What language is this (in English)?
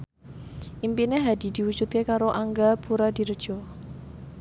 Javanese